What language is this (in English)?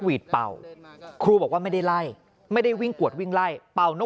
Thai